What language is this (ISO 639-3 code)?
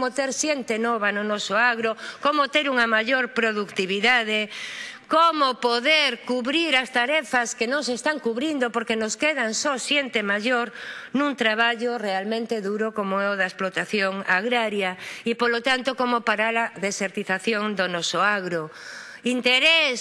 spa